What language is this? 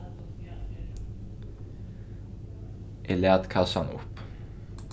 Faroese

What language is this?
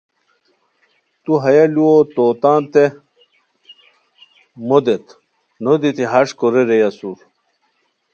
Khowar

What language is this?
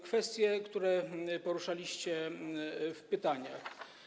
Polish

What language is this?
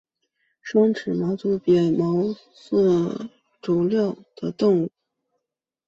Chinese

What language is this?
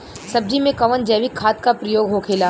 Bhojpuri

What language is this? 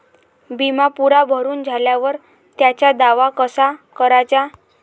Marathi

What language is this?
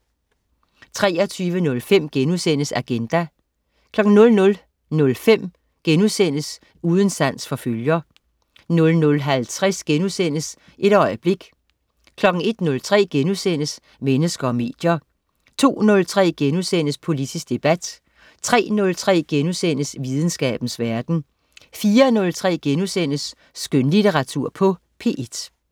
Danish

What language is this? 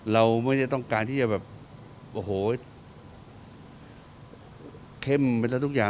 Thai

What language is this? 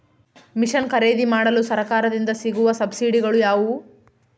Kannada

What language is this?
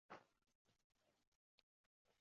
Uzbek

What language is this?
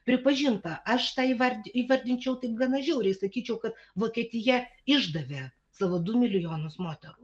Lithuanian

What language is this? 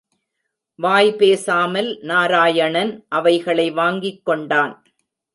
Tamil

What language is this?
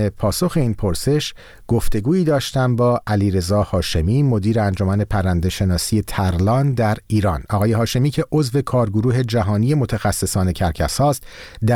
Persian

